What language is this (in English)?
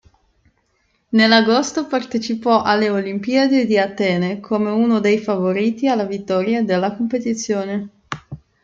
Italian